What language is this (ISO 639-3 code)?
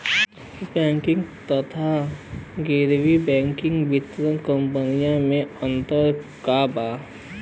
bho